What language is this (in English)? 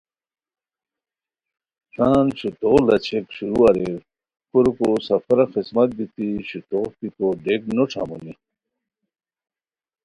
Khowar